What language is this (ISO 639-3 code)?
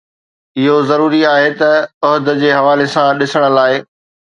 snd